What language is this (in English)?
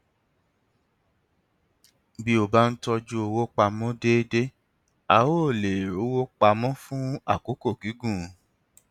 Yoruba